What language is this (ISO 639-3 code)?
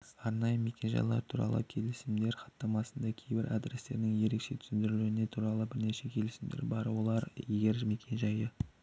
kaz